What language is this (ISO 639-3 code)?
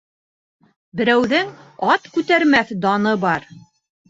bak